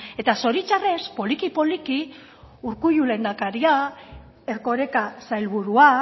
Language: Basque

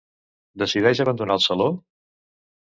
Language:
Catalan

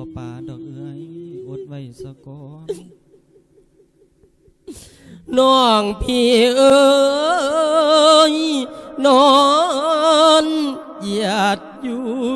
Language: Thai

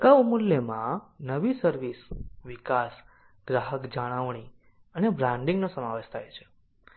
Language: Gujarati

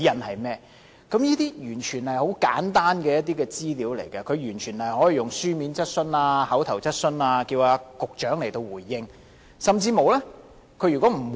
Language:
Cantonese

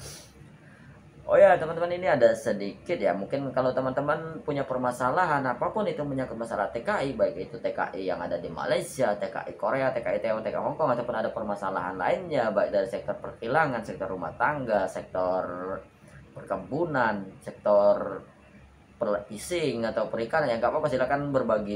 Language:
Indonesian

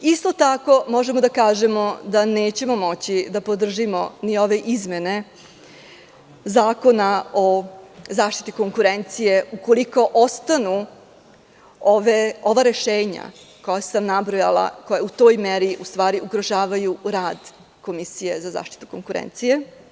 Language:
Serbian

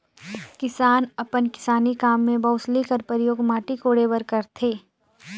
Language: Chhattisgarhi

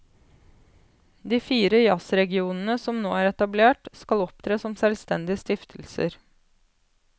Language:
Norwegian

